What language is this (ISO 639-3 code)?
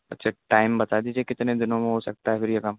urd